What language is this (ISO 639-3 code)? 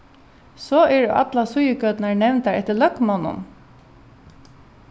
fao